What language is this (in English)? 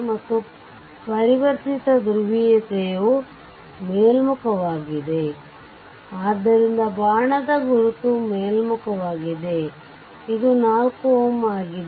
Kannada